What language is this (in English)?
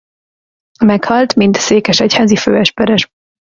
Hungarian